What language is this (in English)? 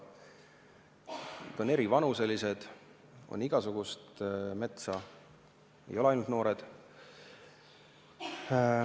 Estonian